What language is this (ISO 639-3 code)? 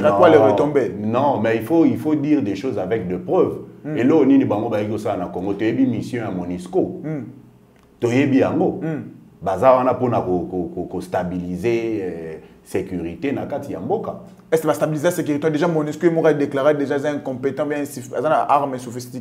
fra